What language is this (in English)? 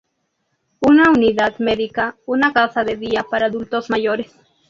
Spanish